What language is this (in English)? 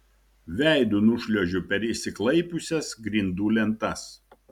Lithuanian